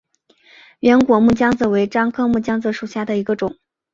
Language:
Chinese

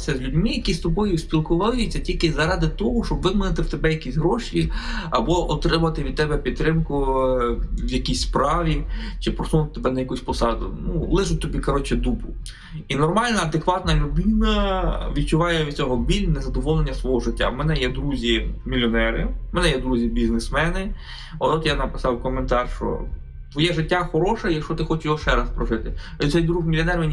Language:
Ukrainian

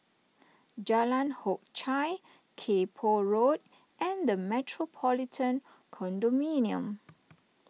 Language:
English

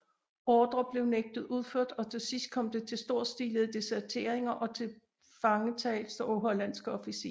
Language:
Danish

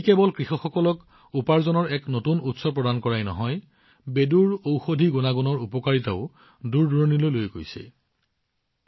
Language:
Assamese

